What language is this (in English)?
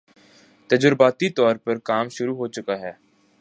Urdu